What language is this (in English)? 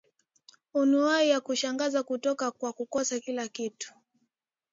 Swahili